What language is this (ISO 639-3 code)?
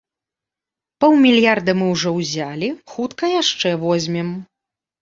bel